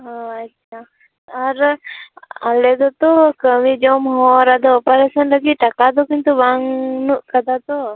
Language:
Santali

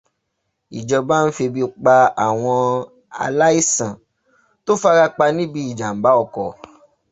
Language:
Yoruba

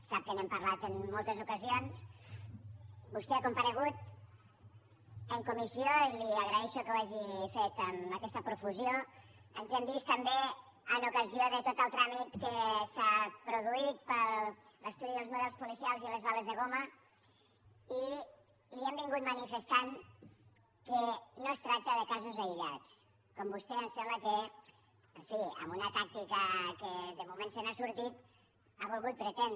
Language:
Catalan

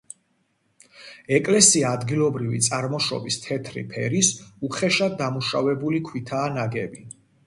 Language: Georgian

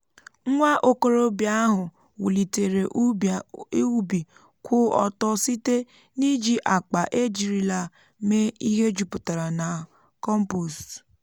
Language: Igbo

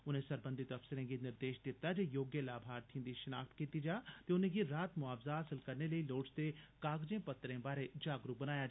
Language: Dogri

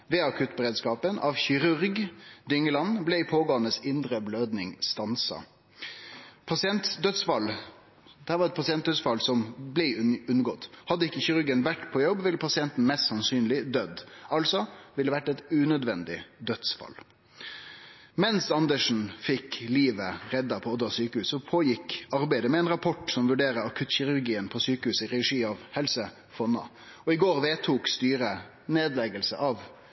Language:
Norwegian Nynorsk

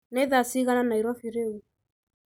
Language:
Kikuyu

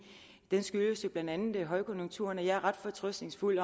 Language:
Danish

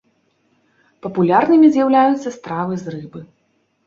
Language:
Belarusian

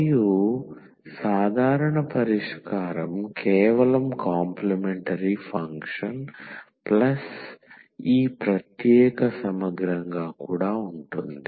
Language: Telugu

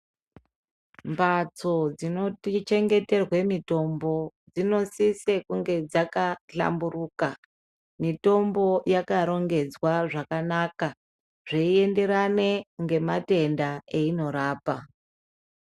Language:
Ndau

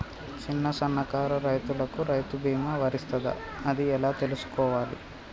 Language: Telugu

